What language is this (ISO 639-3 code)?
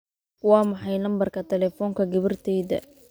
som